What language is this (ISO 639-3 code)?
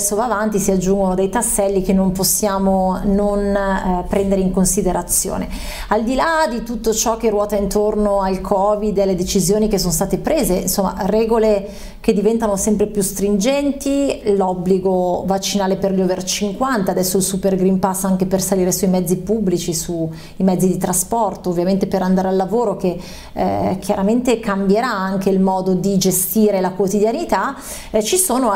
ita